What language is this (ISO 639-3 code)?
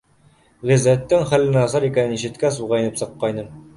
bak